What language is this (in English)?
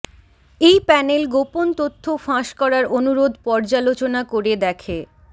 Bangla